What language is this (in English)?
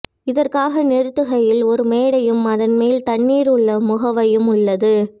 Tamil